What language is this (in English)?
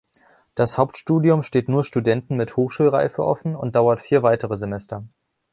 German